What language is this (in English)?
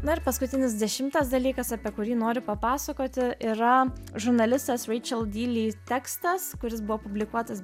Lithuanian